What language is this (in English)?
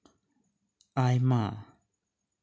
Santali